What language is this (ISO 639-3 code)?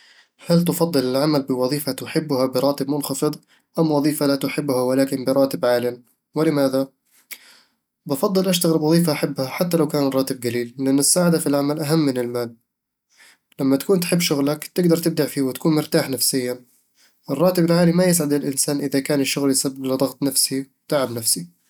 avl